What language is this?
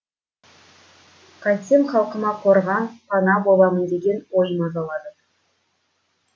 Kazakh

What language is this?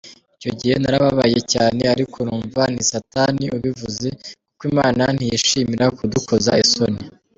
Kinyarwanda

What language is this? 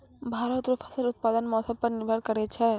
Maithili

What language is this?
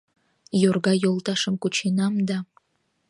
Mari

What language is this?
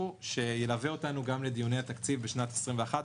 Hebrew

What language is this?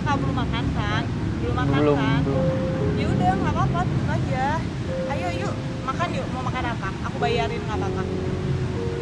Indonesian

